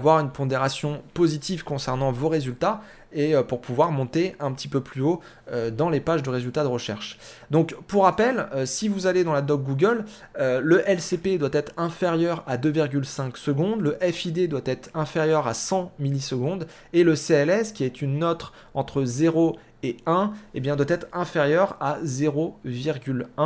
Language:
French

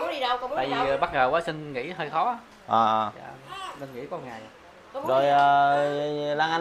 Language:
Vietnamese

